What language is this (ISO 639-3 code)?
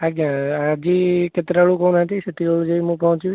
ori